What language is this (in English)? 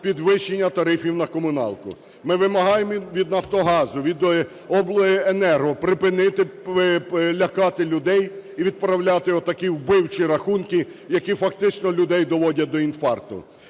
Ukrainian